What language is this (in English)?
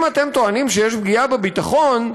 Hebrew